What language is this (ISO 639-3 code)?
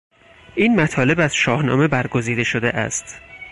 fas